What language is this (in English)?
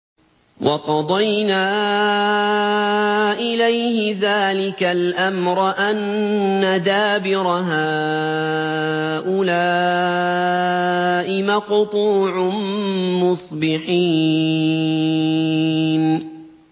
Arabic